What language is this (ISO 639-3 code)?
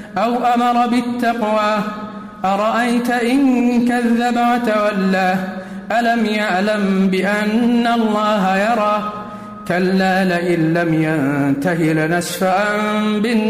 ara